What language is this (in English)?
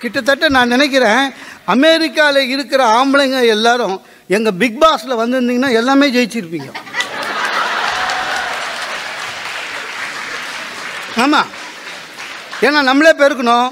Tamil